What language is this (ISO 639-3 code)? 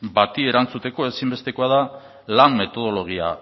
eus